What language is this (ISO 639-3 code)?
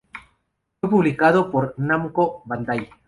spa